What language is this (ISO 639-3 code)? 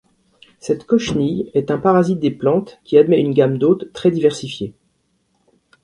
fra